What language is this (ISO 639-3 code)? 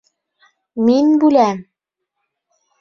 bak